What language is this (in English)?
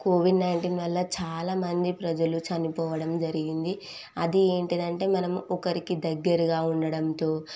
Telugu